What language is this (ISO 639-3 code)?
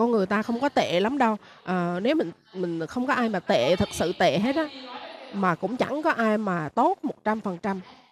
vie